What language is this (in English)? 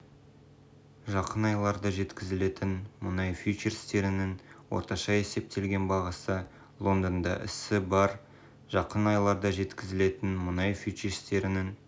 Kazakh